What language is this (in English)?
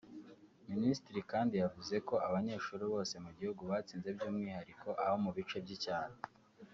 Kinyarwanda